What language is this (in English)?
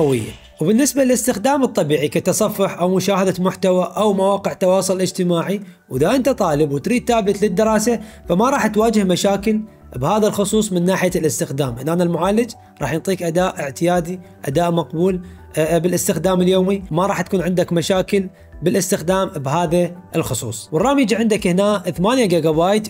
Arabic